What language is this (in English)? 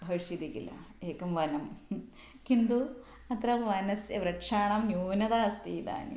Sanskrit